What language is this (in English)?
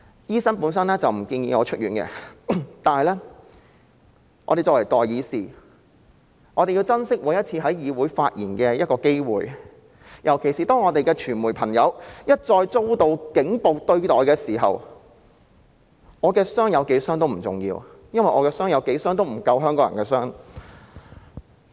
Cantonese